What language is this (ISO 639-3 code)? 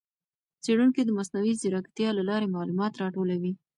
pus